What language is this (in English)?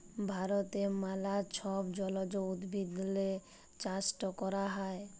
Bangla